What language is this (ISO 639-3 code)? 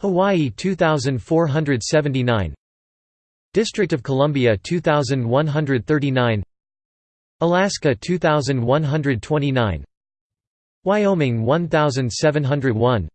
eng